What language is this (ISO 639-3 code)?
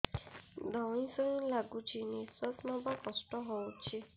ori